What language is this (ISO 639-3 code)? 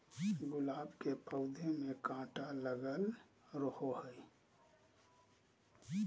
mag